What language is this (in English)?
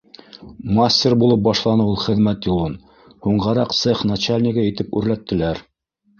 Bashkir